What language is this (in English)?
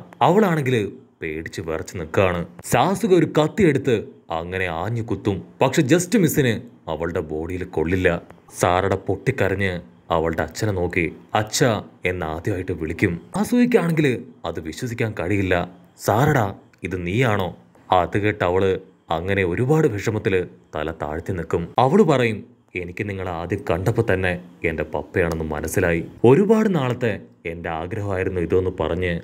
Malayalam